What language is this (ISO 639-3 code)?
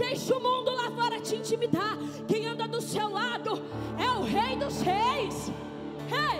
por